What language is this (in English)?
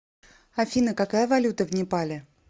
Russian